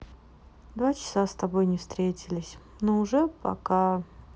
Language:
Russian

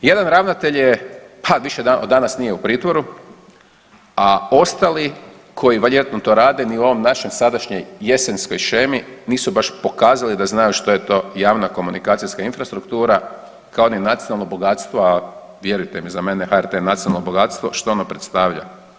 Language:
Croatian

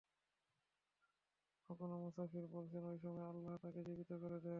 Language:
Bangla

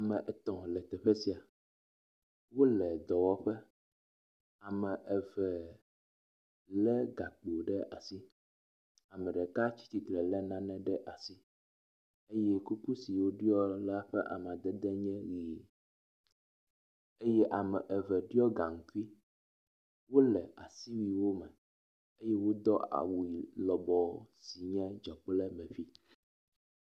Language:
Ewe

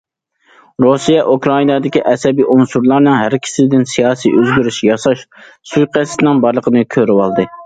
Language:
Uyghur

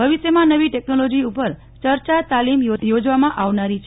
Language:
Gujarati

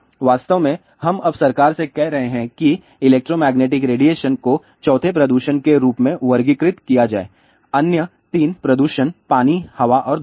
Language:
Hindi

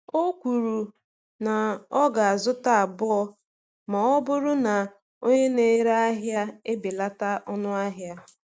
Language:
Igbo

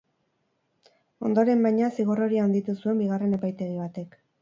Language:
Basque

